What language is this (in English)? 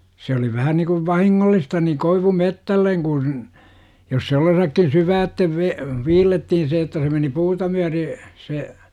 Finnish